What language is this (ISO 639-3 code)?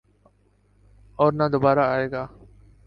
urd